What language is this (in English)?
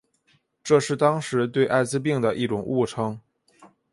Chinese